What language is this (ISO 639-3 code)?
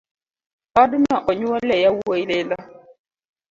luo